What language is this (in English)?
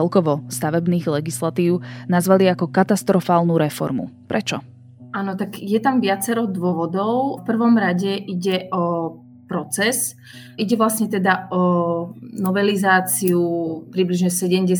Slovak